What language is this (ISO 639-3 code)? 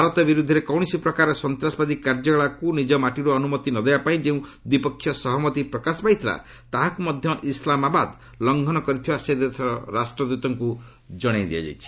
ori